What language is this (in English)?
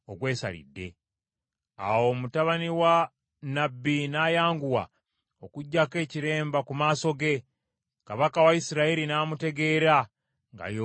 Ganda